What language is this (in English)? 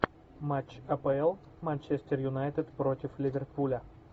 Russian